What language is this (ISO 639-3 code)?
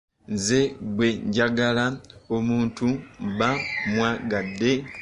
lug